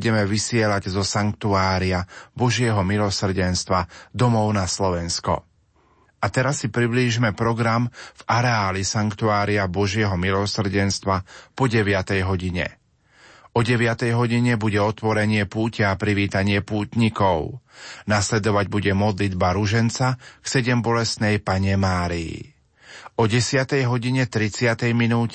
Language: Slovak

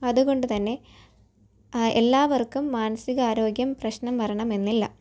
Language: Malayalam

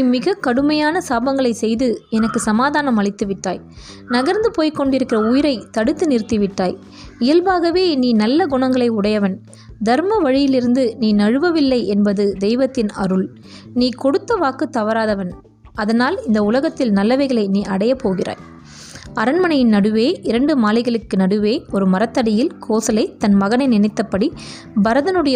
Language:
Tamil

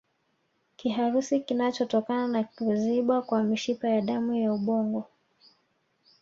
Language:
Swahili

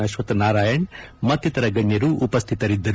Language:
Kannada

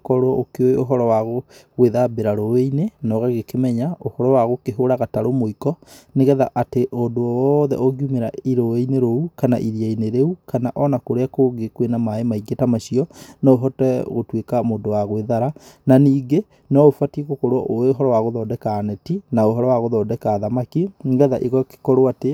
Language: Kikuyu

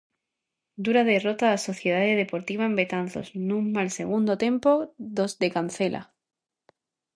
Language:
Galician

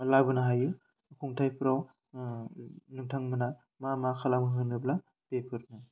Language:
Bodo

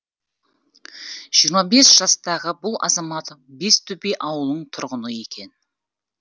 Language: Kazakh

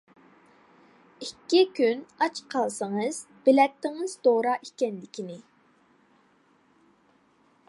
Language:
Uyghur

